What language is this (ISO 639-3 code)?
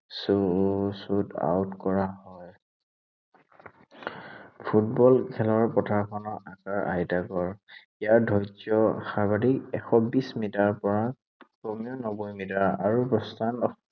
asm